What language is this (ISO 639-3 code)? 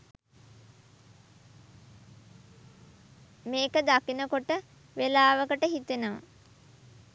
sin